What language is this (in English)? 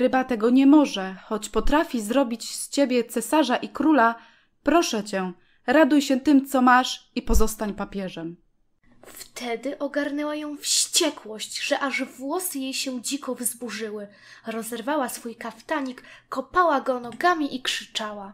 Polish